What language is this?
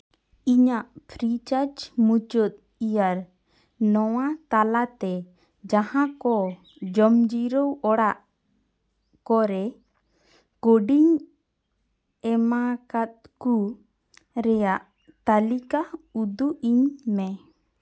Santali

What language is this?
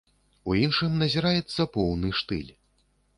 Belarusian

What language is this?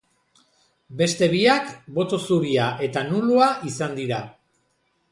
Basque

